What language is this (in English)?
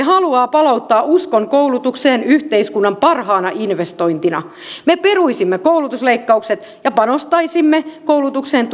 Finnish